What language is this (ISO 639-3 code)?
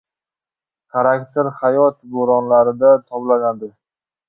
uzb